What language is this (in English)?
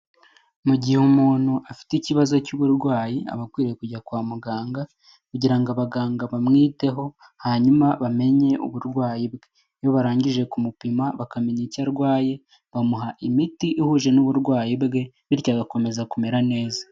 Kinyarwanda